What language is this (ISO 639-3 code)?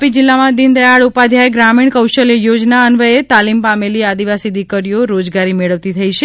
guj